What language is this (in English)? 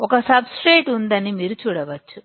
Telugu